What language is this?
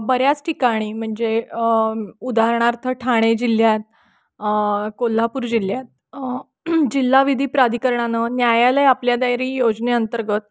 Marathi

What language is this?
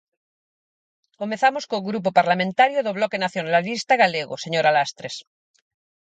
Galician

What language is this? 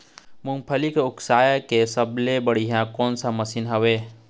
Chhattisgarhi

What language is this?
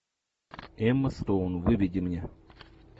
Russian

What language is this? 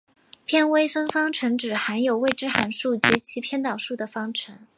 Chinese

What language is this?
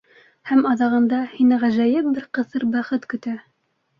Bashkir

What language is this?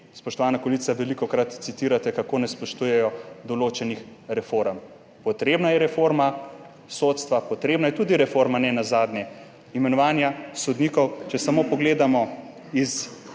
Slovenian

